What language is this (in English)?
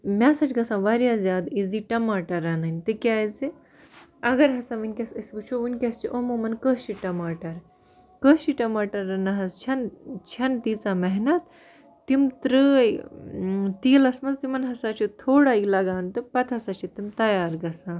Kashmiri